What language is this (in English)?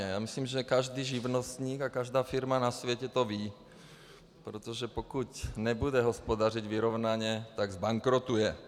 Czech